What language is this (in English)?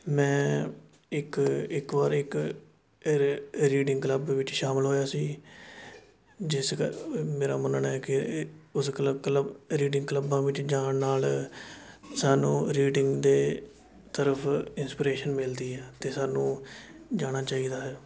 Punjabi